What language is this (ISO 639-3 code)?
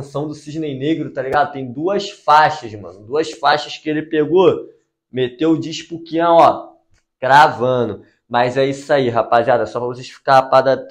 por